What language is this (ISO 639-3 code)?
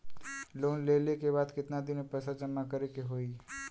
bho